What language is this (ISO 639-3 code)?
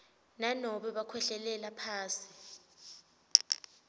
ssw